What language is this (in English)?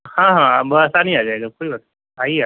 Urdu